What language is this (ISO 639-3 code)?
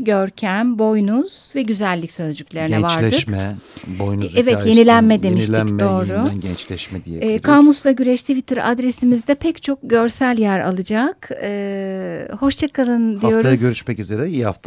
tur